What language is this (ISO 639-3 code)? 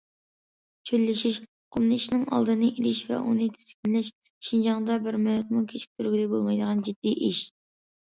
uig